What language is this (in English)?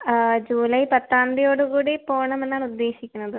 Malayalam